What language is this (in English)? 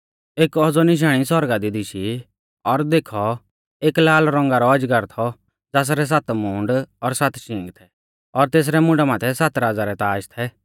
Mahasu Pahari